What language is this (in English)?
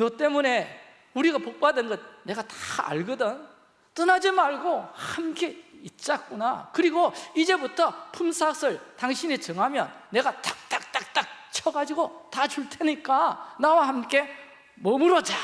Korean